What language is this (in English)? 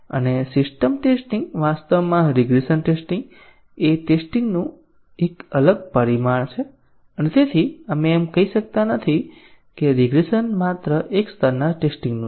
Gujarati